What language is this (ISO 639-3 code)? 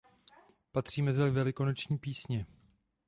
ces